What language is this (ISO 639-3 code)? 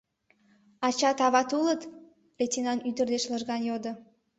chm